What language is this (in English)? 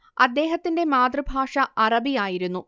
Malayalam